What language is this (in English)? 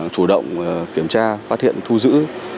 Vietnamese